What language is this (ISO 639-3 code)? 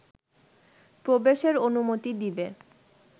ben